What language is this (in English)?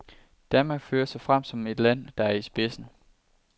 Danish